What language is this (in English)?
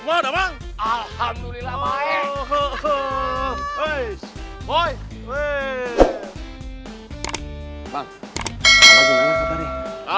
Indonesian